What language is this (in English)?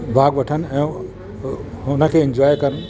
Sindhi